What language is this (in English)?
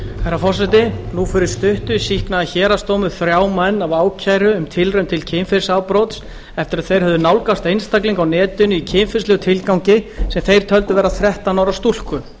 Icelandic